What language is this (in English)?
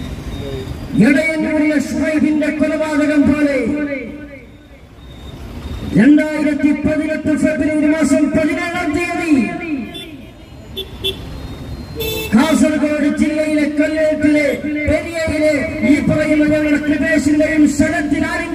Arabic